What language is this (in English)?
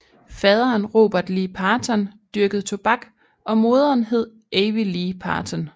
Danish